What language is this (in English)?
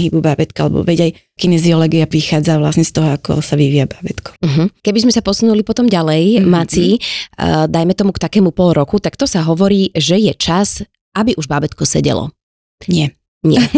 Slovak